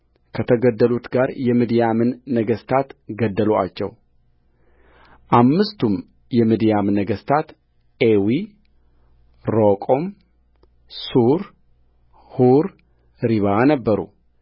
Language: Amharic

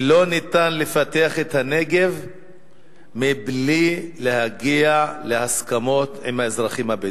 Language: Hebrew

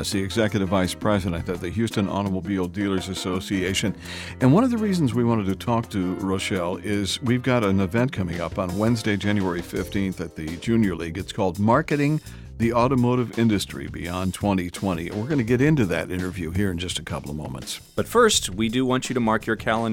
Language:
English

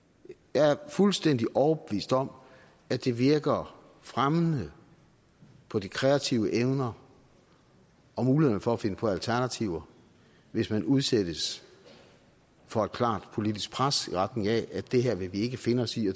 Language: Danish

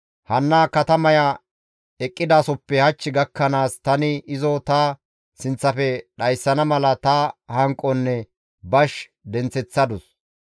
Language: Gamo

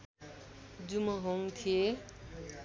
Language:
Nepali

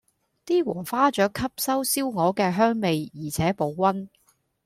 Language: Cantonese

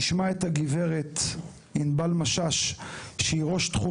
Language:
Hebrew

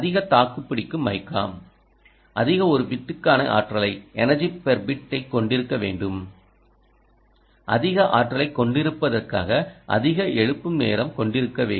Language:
Tamil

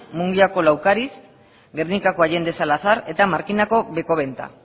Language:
Basque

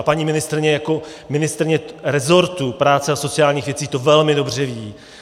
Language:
Czech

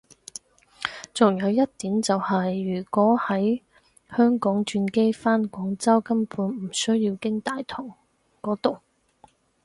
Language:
Cantonese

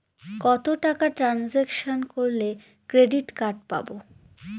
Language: Bangla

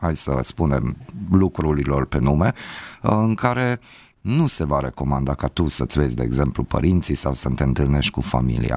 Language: Romanian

